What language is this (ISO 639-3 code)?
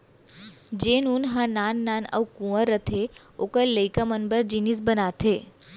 hne